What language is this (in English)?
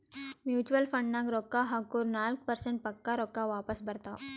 Kannada